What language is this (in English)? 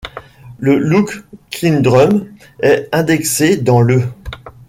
French